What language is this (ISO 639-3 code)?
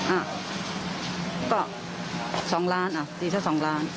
tha